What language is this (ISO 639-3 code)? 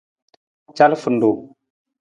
nmz